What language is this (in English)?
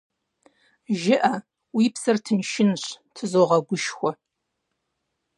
Kabardian